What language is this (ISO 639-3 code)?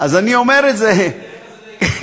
heb